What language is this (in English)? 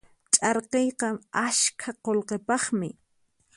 Puno Quechua